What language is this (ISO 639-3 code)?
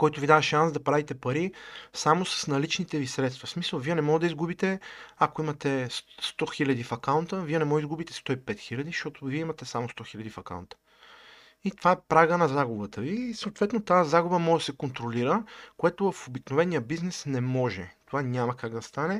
bul